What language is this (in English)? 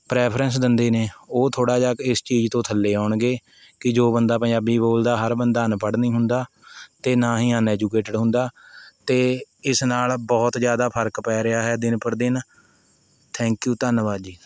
Punjabi